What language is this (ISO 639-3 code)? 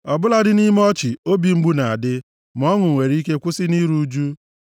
ibo